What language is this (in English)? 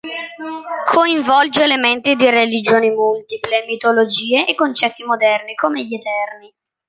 Italian